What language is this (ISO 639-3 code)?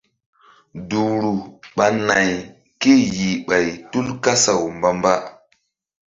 mdd